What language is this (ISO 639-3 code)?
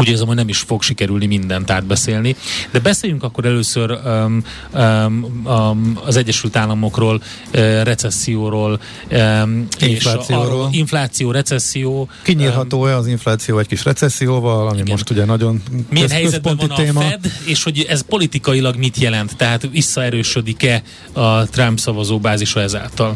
hun